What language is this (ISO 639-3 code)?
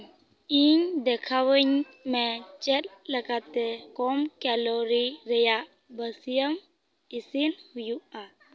sat